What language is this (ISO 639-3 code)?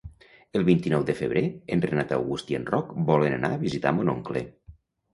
cat